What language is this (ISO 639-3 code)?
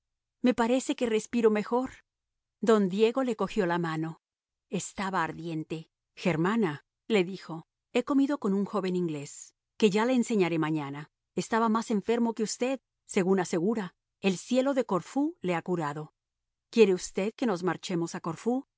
spa